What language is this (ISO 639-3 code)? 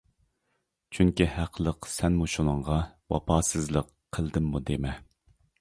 uig